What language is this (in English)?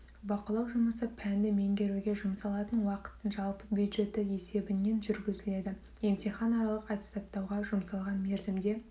Kazakh